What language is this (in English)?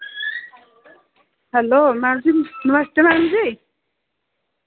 Dogri